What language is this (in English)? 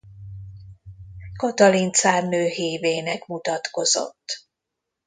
Hungarian